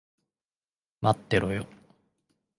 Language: Japanese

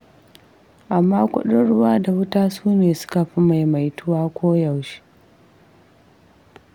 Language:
Hausa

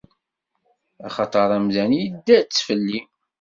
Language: Kabyle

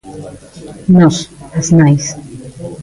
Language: Galician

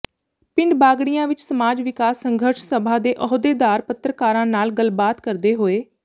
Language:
Punjabi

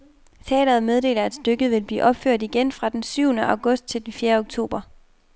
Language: Danish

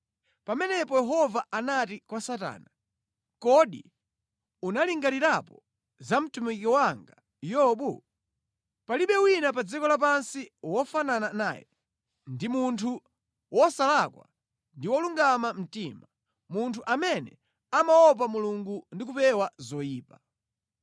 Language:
Nyanja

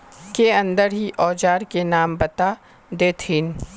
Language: Magahi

